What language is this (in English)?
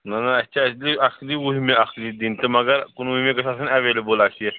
Kashmiri